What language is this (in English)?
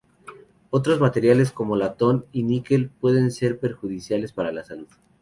Spanish